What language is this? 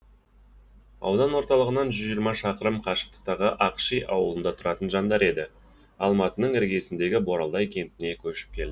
Kazakh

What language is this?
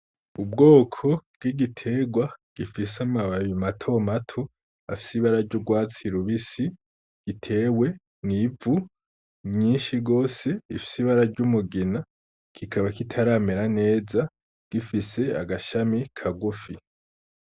Rundi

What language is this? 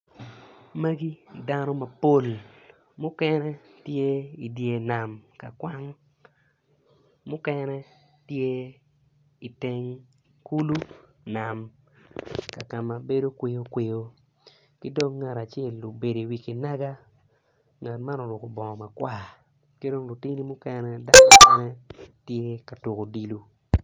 Acoli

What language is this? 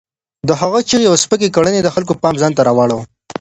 Pashto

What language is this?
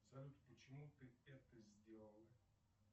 Russian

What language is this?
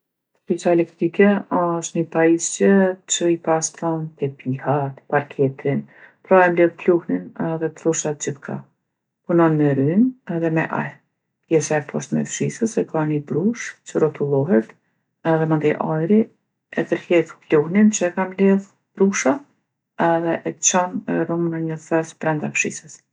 Gheg Albanian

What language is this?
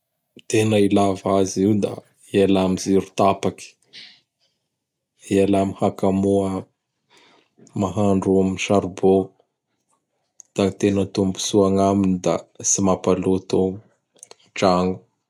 Bara Malagasy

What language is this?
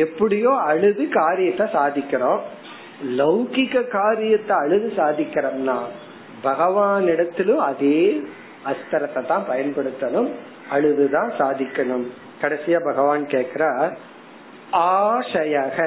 Tamil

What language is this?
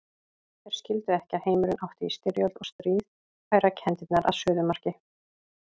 Icelandic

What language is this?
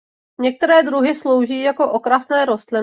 Czech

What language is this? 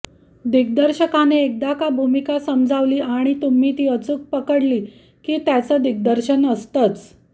Marathi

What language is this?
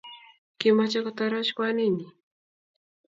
Kalenjin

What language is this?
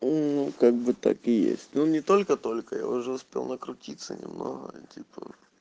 Russian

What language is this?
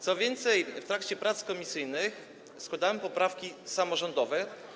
Polish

